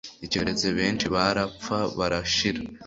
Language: Kinyarwanda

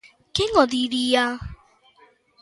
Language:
Galician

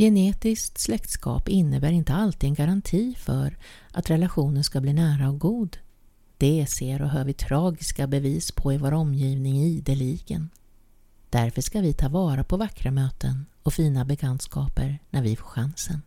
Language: Swedish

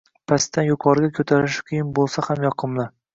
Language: Uzbek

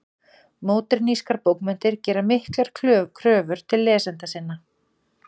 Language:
Icelandic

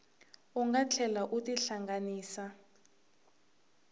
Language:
Tsonga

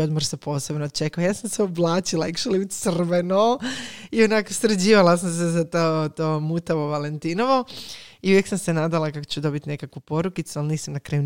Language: Croatian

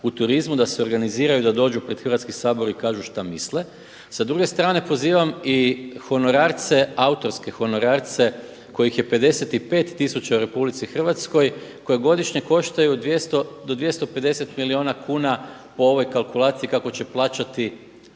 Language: Croatian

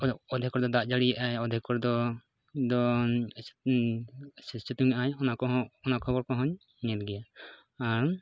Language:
Santali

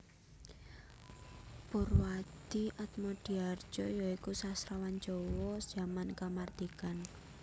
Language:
Javanese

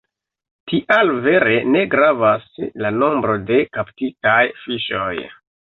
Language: Esperanto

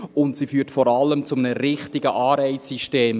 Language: Swiss German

